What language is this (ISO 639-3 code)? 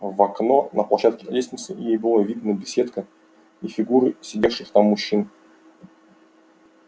rus